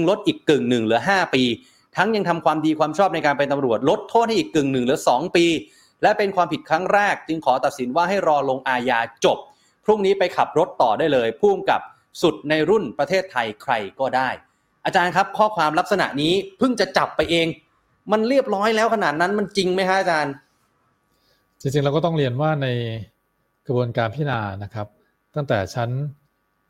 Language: Thai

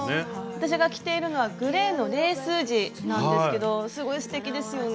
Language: Japanese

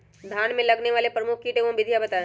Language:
Magahi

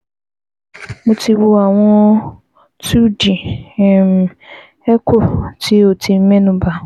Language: Yoruba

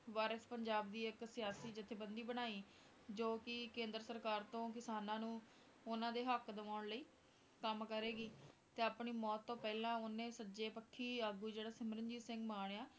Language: Punjabi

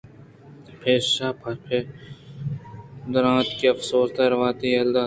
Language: Eastern Balochi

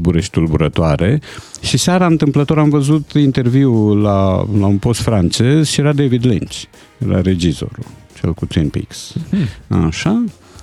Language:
Romanian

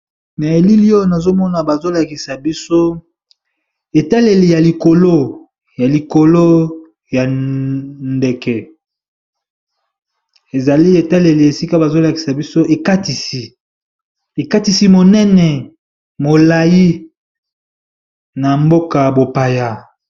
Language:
Lingala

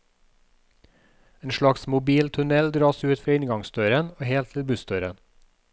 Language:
Norwegian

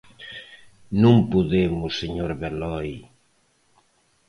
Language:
Galician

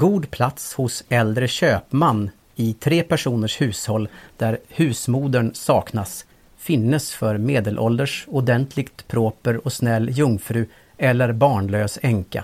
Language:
Swedish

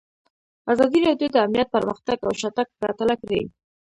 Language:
Pashto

